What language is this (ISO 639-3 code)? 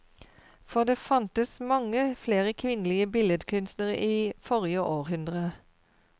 nor